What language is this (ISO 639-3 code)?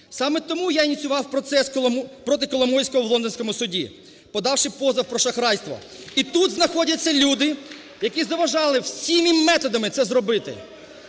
ukr